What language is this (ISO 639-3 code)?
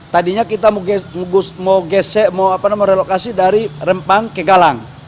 ind